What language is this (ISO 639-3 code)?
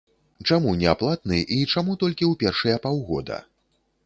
bel